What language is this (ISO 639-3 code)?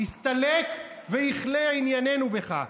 heb